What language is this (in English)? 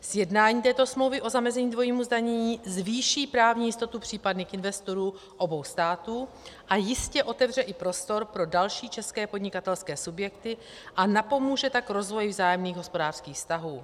Czech